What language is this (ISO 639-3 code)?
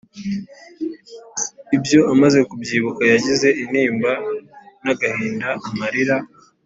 kin